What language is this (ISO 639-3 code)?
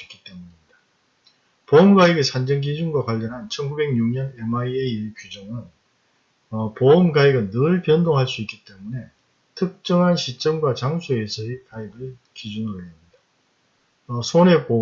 kor